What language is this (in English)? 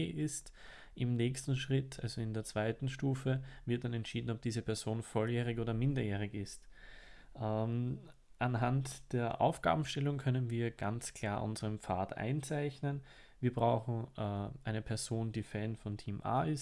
German